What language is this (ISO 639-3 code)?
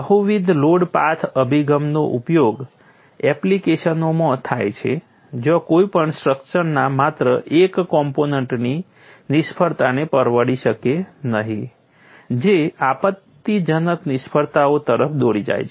guj